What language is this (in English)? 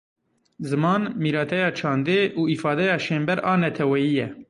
Kurdish